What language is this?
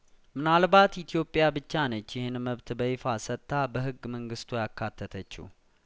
Amharic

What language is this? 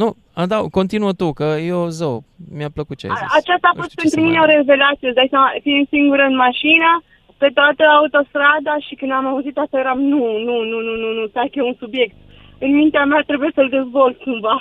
Romanian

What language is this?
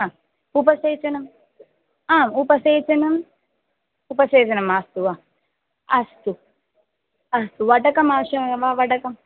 Sanskrit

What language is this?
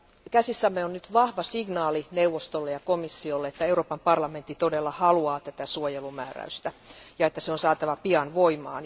Finnish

